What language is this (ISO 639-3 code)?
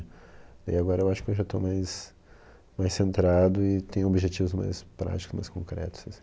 por